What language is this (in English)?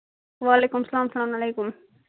Kashmiri